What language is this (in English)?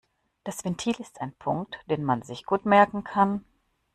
German